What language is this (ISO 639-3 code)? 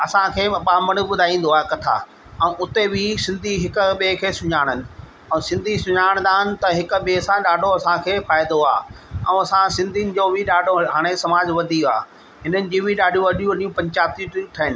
snd